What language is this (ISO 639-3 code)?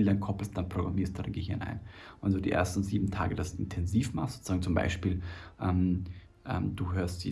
deu